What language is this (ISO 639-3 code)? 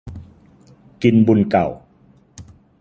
tha